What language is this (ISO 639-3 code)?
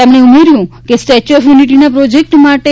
guj